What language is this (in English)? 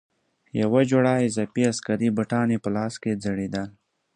Pashto